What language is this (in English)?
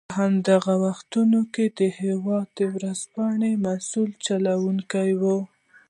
Pashto